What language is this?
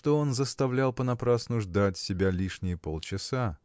Russian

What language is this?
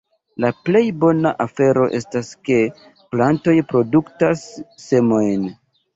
Esperanto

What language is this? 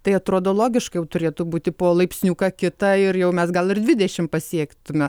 Lithuanian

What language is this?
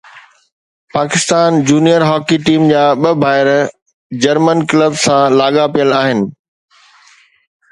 Sindhi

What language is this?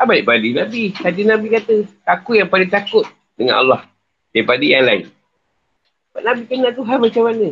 Malay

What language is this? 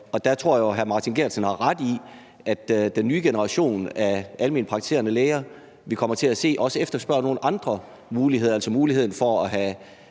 Danish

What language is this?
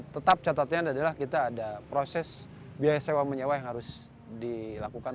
Indonesian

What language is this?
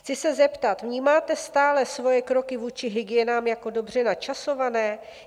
Czech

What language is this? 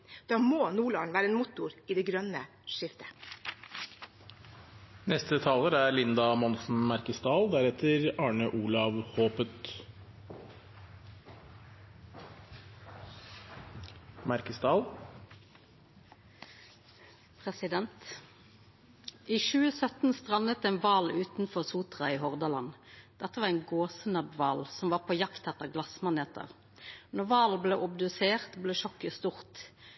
Norwegian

